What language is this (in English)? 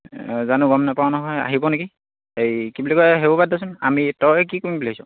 Assamese